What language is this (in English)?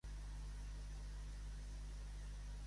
Catalan